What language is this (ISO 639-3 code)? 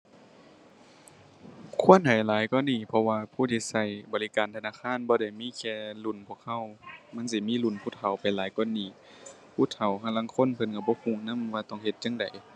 tha